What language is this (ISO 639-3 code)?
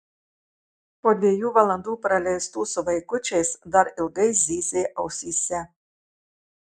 lit